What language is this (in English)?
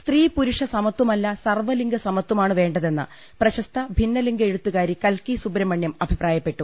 Malayalam